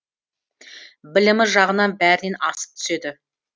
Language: Kazakh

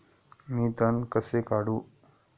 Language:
Marathi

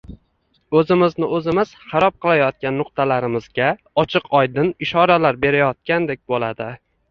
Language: Uzbek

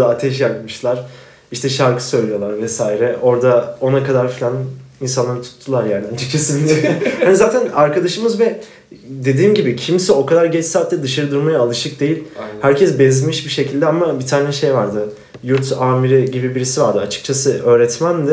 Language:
Turkish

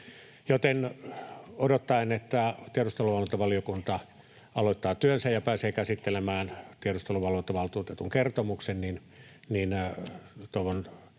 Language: Finnish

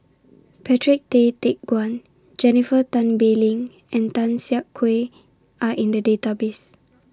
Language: English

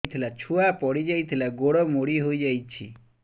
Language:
Odia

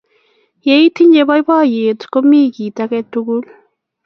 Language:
Kalenjin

